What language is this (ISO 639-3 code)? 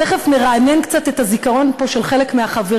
heb